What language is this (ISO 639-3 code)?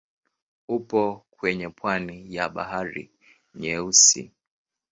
swa